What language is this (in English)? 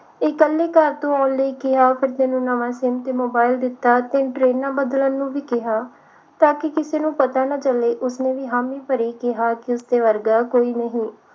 Punjabi